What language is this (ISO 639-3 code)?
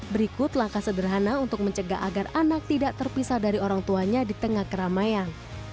ind